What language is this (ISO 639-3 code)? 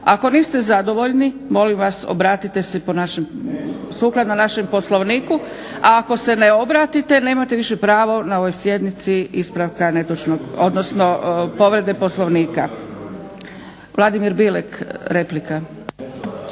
hrv